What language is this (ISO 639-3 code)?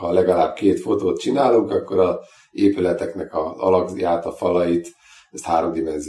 hun